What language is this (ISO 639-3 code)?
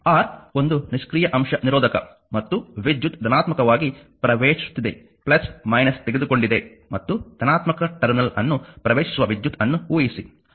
kan